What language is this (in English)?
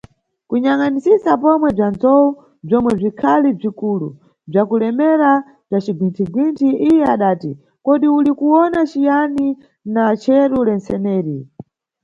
Nyungwe